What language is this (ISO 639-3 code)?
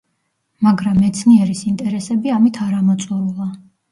kat